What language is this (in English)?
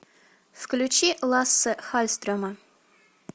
Russian